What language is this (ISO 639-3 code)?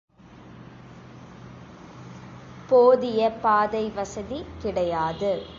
tam